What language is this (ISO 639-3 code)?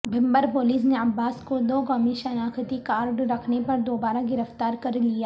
urd